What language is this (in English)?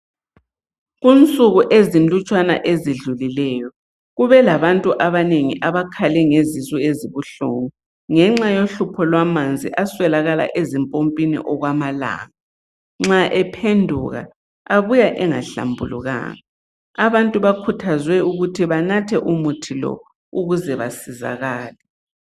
North Ndebele